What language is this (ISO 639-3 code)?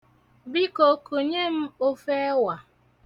ibo